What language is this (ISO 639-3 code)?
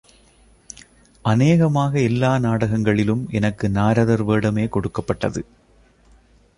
tam